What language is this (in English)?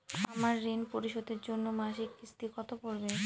Bangla